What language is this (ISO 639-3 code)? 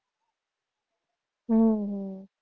guj